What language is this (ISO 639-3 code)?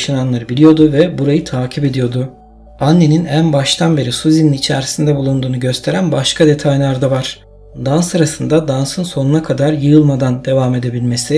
tur